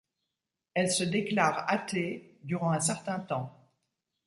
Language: French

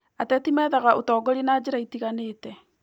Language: Kikuyu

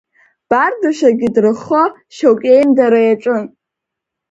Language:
Abkhazian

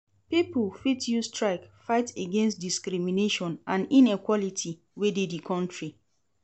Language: Nigerian Pidgin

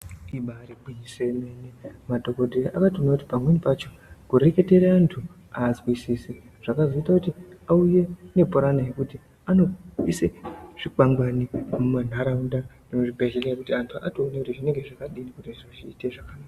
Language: Ndau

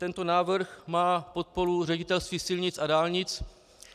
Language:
Czech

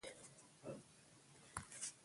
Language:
Pashto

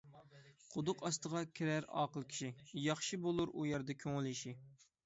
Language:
Uyghur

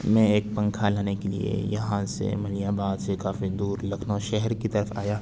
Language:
Urdu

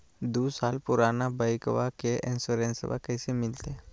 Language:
Magahi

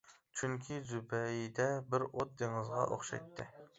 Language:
Uyghur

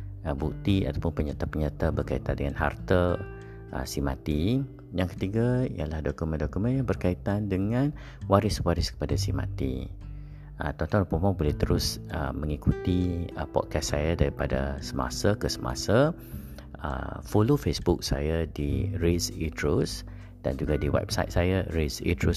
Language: Malay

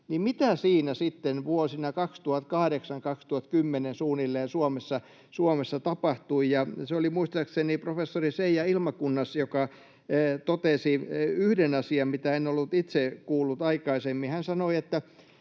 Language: Finnish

